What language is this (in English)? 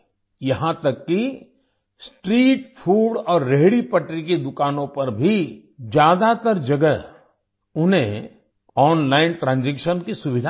Hindi